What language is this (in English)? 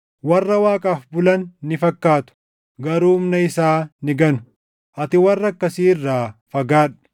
Oromo